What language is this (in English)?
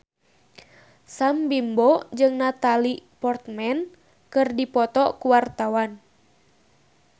Sundanese